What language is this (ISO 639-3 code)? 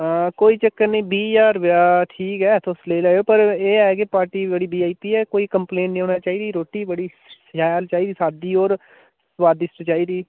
doi